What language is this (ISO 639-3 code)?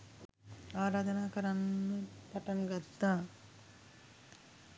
sin